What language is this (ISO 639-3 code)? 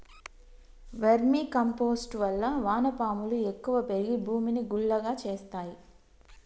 tel